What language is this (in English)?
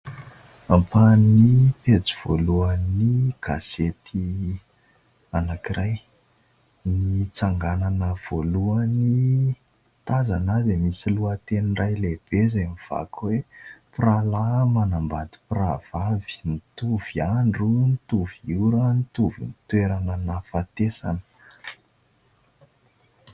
Malagasy